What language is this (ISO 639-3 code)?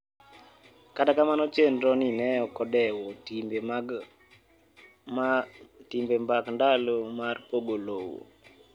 luo